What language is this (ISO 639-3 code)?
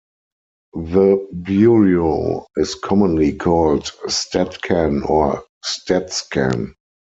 eng